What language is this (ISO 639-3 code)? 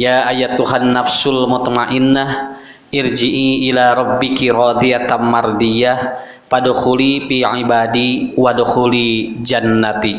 ind